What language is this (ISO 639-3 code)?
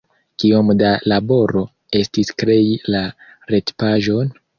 epo